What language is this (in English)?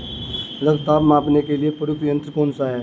Hindi